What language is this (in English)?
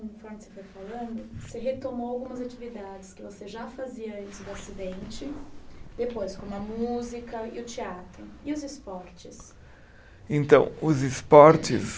Portuguese